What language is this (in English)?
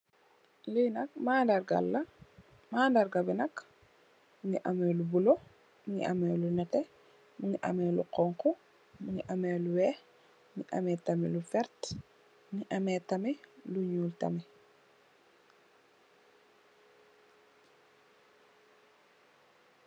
Wolof